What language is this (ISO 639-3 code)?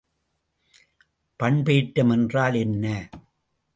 tam